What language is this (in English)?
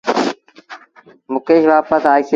Sindhi Bhil